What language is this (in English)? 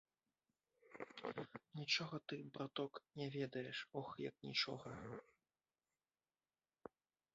Belarusian